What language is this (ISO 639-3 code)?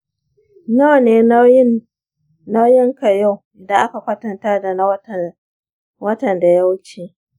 hau